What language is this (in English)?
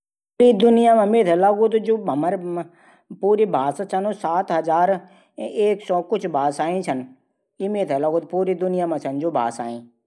Garhwali